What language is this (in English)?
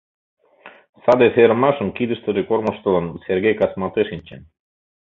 Mari